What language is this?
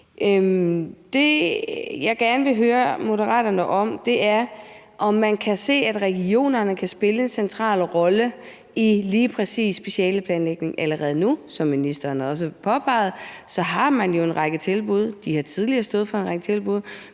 Danish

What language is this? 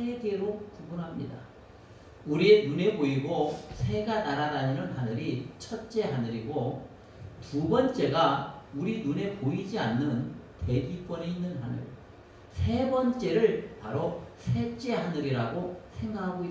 Korean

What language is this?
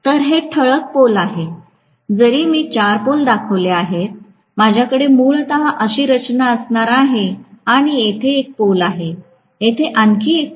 Marathi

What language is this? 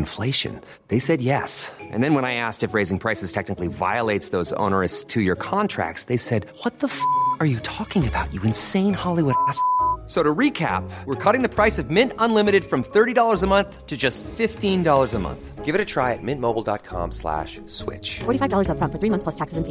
Filipino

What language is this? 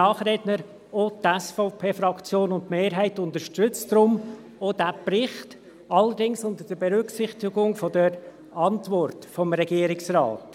Swiss German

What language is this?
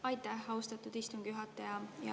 Estonian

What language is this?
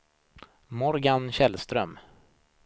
Swedish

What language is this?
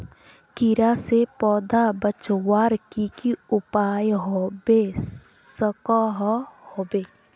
Magahi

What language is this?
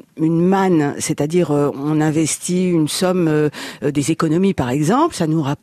French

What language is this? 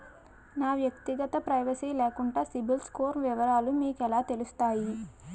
Telugu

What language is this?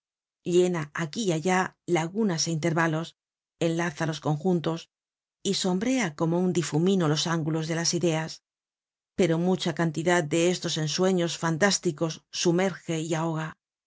Spanish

